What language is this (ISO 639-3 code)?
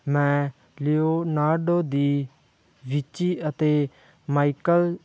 pan